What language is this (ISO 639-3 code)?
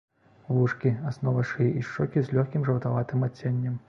bel